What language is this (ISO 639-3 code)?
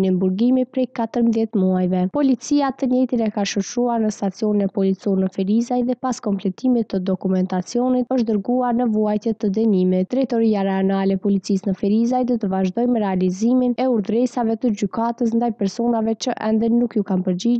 ron